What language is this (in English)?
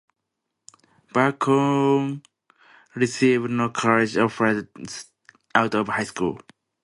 English